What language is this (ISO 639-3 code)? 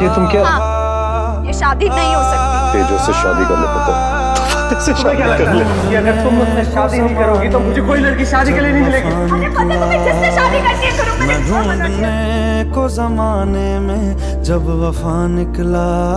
hin